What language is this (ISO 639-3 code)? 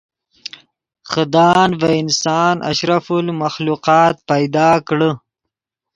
ydg